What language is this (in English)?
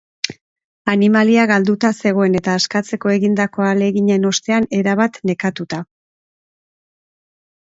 Basque